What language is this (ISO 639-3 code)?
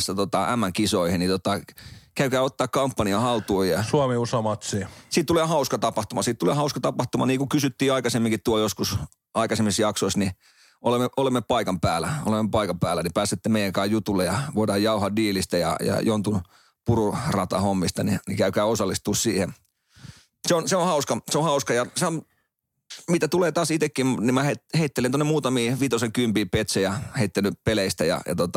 fin